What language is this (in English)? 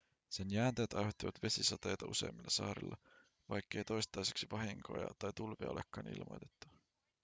Finnish